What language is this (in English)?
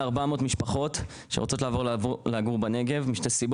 Hebrew